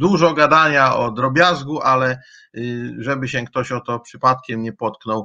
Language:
Polish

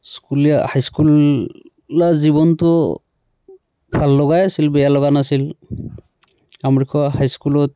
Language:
Assamese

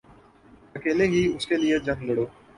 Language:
Urdu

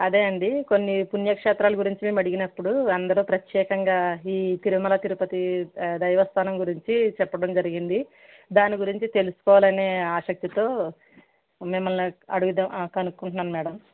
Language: Telugu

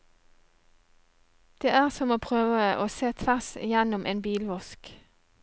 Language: Norwegian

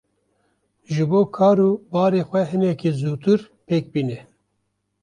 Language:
Kurdish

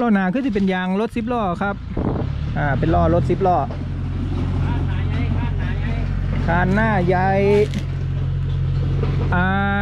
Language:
Thai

